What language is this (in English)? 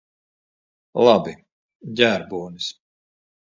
Latvian